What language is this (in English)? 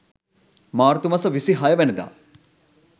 Sinhala